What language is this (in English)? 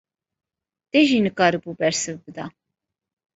Kurdish